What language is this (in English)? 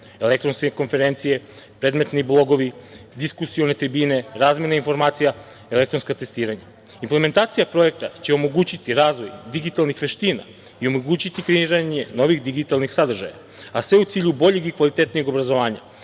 Serbian